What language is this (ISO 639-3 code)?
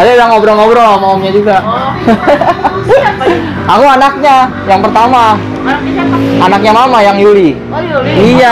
ind